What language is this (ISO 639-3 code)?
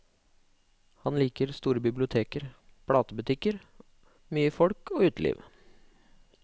nor